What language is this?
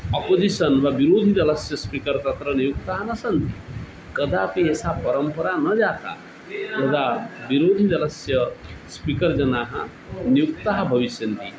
Sanskrit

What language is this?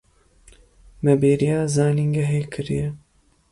Kurdish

